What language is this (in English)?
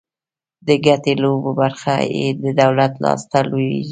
Pashto